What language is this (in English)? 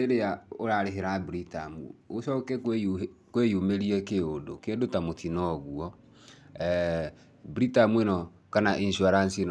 Kikuyu